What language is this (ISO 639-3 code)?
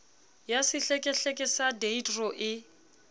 sot